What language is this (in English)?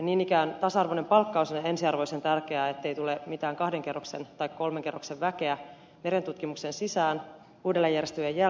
Finnish